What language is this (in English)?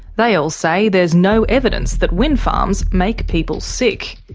English